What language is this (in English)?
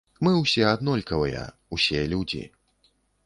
Belarusian